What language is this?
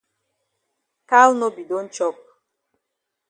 Cameroon Pidgin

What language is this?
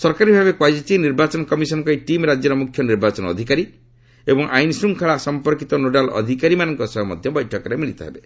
Odia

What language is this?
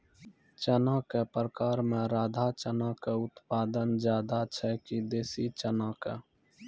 Maithili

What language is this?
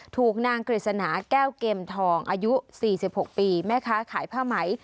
Thai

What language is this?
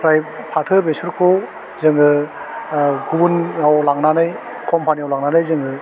Bodo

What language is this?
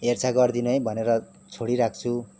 Nepali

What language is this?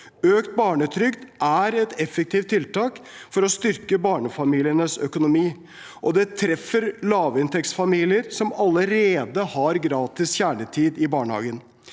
Norwegian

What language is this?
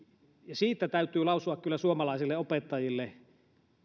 Finnish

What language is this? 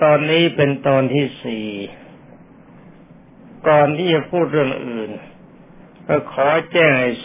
Thai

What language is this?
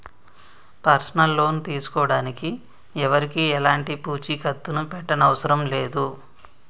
Telugu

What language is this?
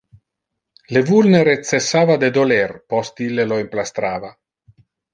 Interlingua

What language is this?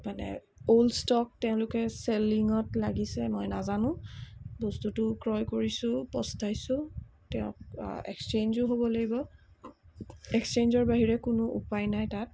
Assamese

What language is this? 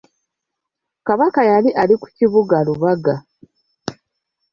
Ganda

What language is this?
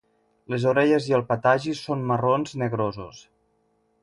Catalan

